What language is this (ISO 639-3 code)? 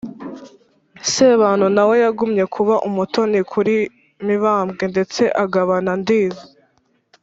kin